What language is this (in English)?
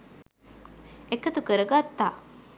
Sinhala